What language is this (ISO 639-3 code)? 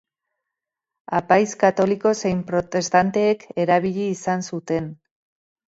eus